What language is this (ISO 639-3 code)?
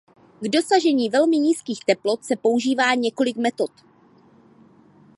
ces